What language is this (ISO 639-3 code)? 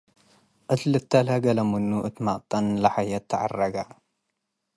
tig